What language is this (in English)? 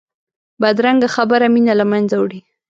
Pashto